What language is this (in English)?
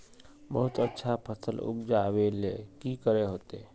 Magahi